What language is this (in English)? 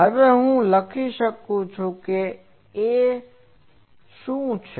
Gujarati